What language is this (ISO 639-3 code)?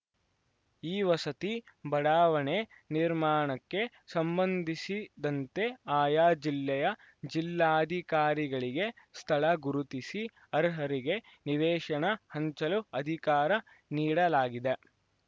kan